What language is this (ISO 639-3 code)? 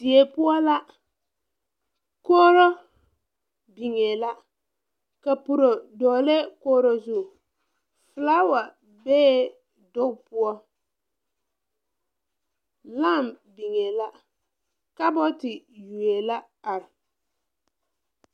dga